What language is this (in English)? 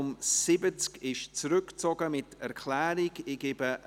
Swiss German